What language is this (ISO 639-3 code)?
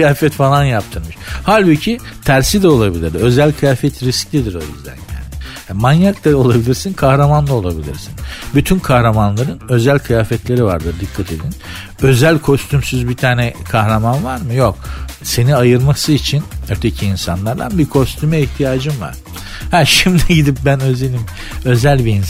tur